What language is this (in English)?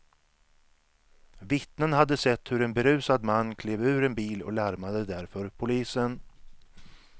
Swedish